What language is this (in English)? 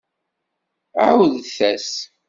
Kabyle